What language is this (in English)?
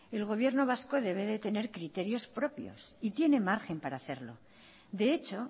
Spanish